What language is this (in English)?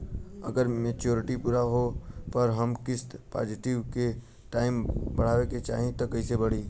Bhojpuri